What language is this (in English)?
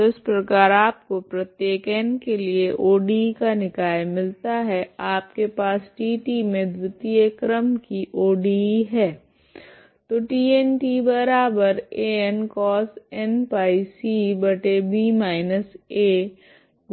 Hindi